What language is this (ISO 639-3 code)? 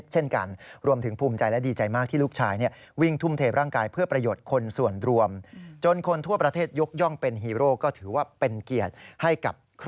tha